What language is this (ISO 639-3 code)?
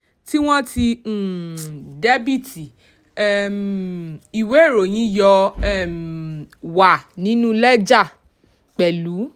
yor